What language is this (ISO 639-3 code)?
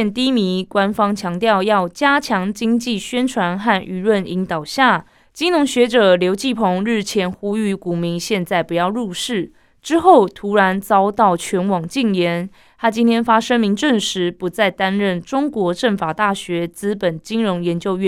zho